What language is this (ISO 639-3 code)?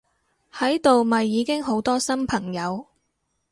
yue